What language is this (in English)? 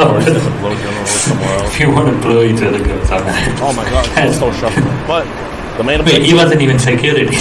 English